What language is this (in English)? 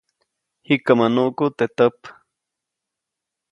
Copainalá Zoque